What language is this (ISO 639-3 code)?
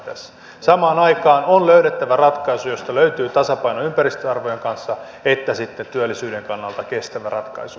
fin